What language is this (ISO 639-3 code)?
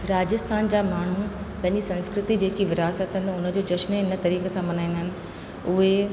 snd